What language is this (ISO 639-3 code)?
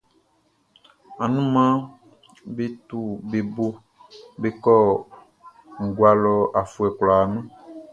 bci